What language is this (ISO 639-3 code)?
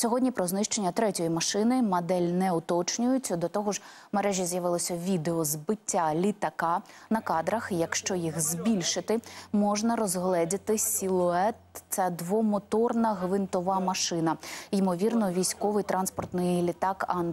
ukr